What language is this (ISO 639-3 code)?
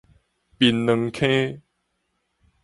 nan